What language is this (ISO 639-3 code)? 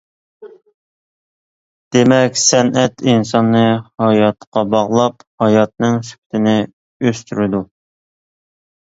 uig